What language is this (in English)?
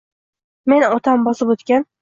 Uzbek